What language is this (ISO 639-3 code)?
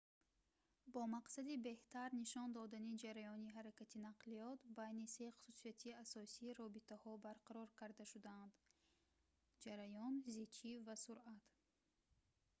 tgk